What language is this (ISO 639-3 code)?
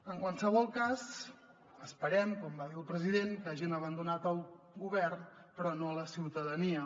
cat